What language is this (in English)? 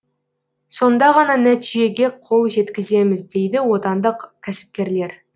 Kazakh